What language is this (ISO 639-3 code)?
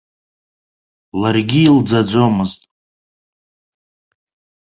abk